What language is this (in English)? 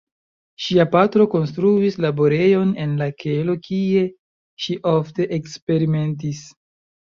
Esperanto